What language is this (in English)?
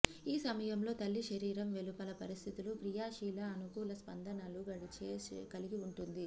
Telugu